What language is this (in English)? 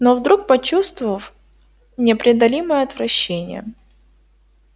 Russian